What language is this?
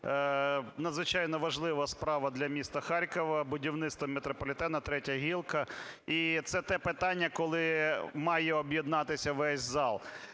Ukrainian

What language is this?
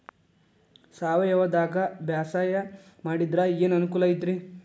Kannada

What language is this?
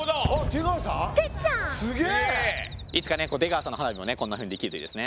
Japanese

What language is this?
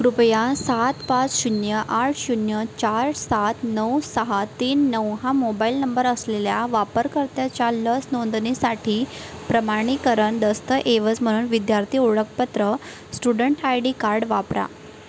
Marathi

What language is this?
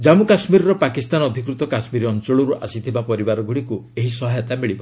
Odia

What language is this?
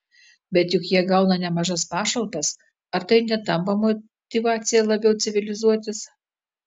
Lithuanian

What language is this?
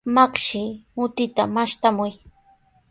Sihuas Ancash Quechua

